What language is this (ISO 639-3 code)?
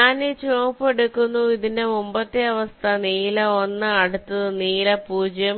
mal